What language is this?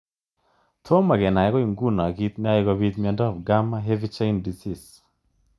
Kalenjin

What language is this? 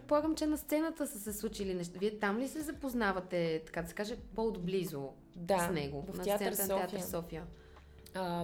Bulgarian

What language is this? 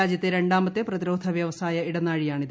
Malayalam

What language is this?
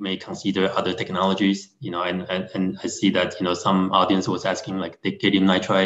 English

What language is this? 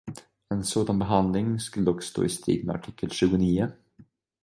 Swedish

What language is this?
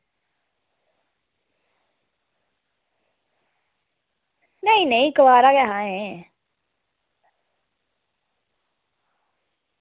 Dogri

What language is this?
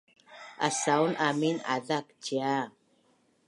Bunun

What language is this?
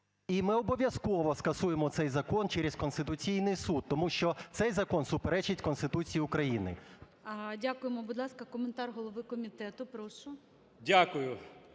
Ukrainian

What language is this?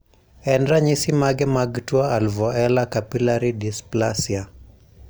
Luo (Kenya and Tanzania)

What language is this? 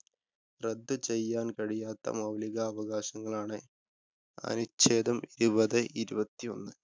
Malayalam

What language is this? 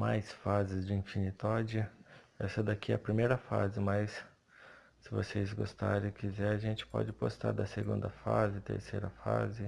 Portuguese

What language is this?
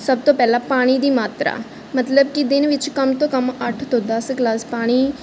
Punjabi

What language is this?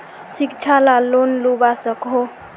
Magahi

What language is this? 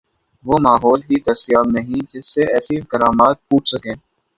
Urdu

